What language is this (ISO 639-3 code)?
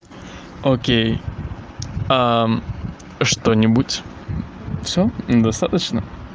rus